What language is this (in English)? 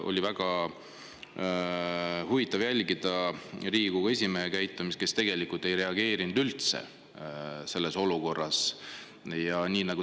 Estonian